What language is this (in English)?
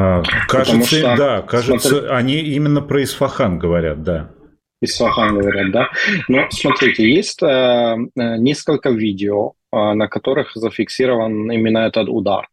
Russian